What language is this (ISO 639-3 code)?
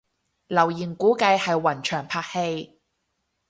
yue